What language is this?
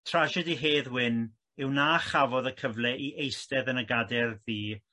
Welsh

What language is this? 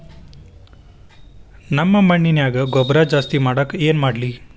Kannada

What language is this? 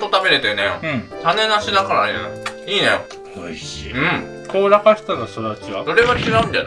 Japanese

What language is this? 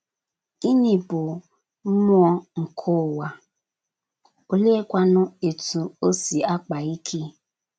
Igbo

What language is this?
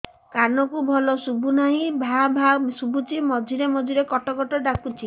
Odia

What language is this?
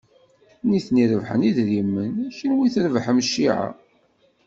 Kabyle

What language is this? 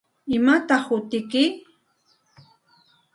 Santa Ana de Tusi Pasco Quechua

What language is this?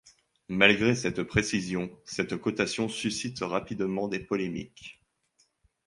French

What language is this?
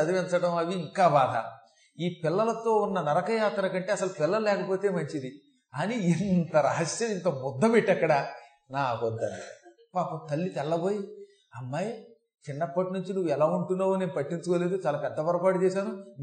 Telugu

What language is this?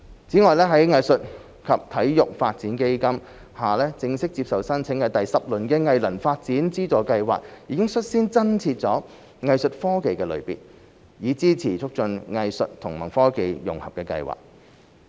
Cantonese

